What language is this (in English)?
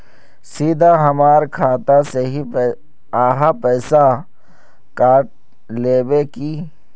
Magahi